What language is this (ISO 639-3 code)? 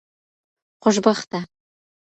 pus